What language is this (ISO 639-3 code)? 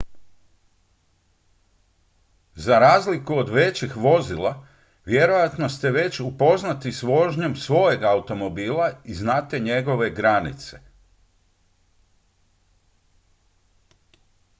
hrv